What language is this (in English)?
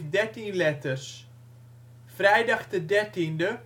Dutch